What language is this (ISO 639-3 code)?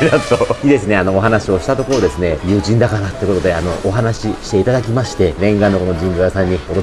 jpn